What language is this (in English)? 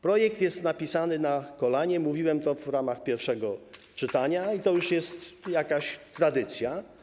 Polish